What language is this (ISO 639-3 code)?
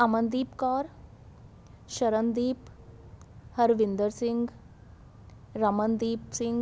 pan